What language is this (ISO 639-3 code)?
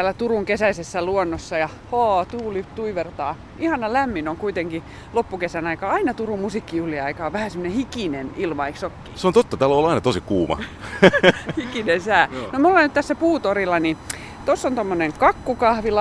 fin